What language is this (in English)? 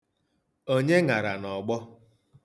Igbo